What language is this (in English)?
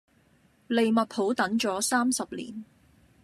Cantonese